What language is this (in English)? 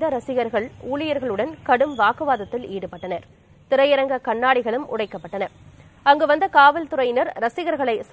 Arabic